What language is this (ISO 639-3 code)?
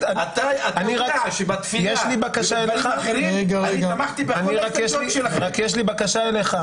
heb